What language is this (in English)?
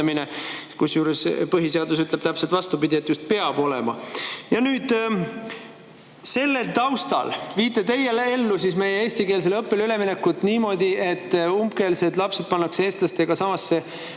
Estonian